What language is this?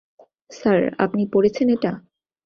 Bangla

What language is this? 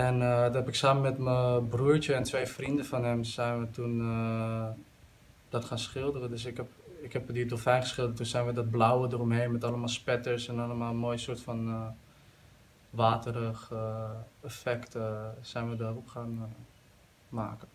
Dutch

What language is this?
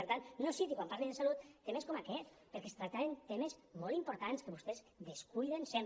Catalan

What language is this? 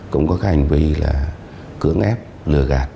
Vietnamese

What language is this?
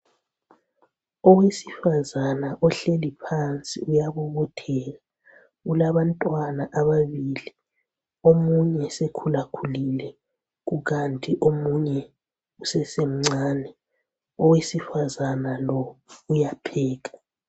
North Ndebele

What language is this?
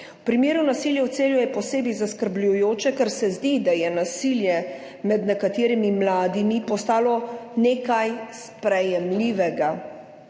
Slovenian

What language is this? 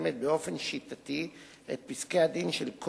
Hebrew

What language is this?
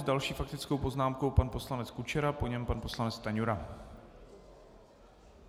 Czech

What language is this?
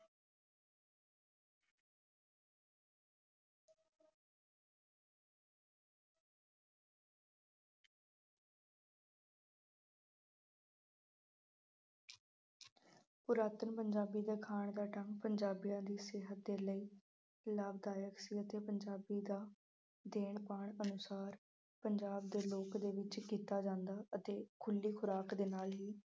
Punjabi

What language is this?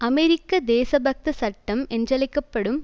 Tamil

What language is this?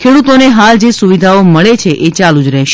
Gujarati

